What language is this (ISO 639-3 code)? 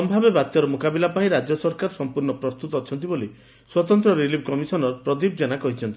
ori